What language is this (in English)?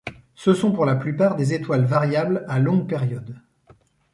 French